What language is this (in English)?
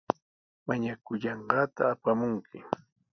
Sihuas Ancash Quechua